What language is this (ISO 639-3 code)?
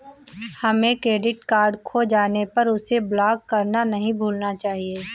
hin